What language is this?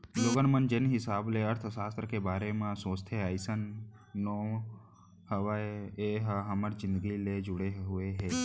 Chhattisgarhi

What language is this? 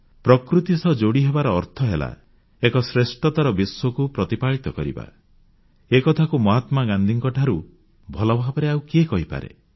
Odia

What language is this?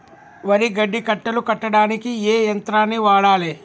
Telugu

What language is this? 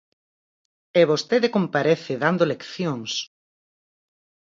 Galician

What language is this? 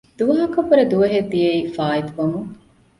Divehi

